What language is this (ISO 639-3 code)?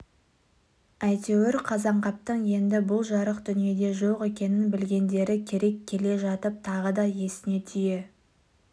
kaz